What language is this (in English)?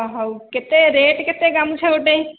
Odia